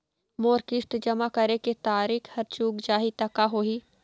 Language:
Chhattisgarhi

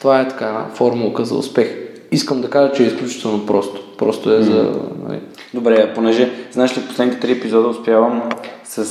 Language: Bulgarian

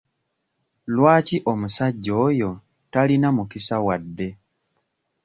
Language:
Ganda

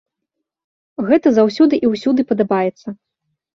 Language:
Belarusian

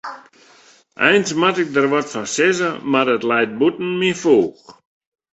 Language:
Western Frisian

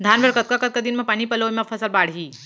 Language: Chhattisgarhi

